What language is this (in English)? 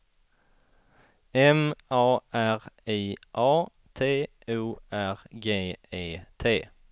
Swedish